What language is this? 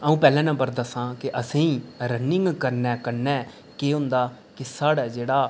Dogri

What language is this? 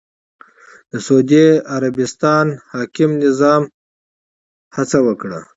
Pashto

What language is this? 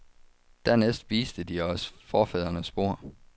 Danish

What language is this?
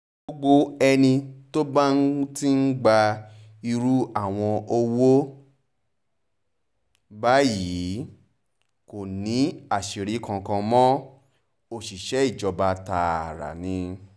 Yoruba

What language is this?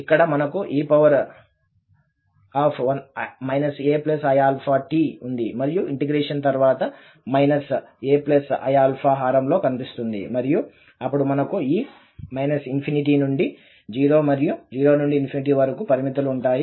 Telugu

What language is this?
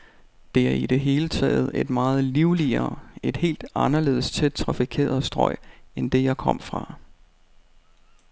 Danish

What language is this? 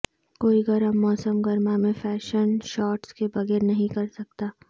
Urdu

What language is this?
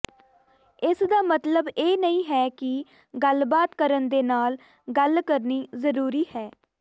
Punjabi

